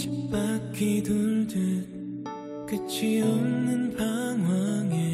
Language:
Korean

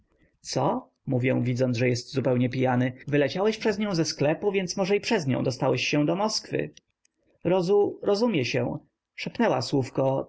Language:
Polish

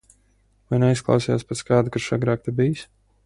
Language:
Latvian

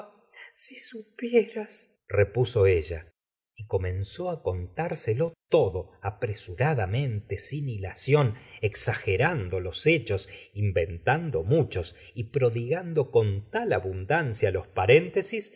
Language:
Spanish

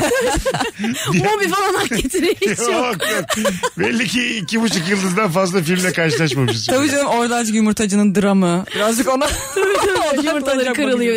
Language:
Turkish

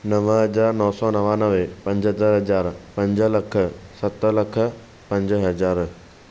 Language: Sindhi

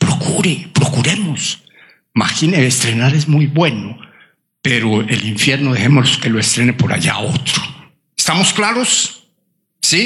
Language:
Spanish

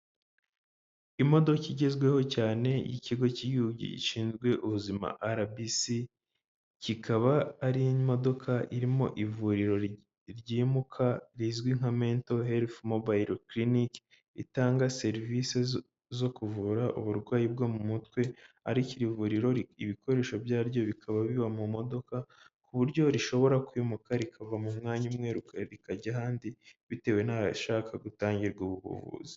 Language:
Kinyarwanda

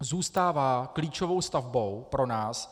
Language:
Czech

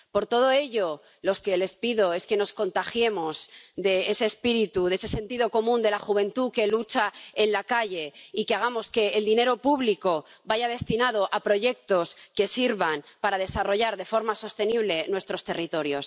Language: Spanish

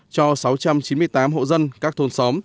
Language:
Vietnamese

